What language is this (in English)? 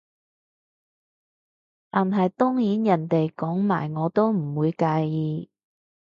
Cantonese